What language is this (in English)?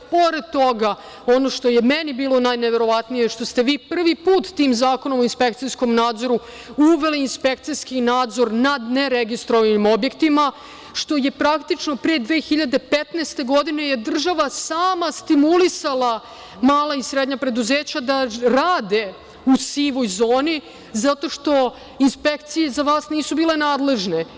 Serbian